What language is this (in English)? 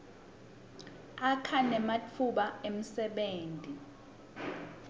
Swati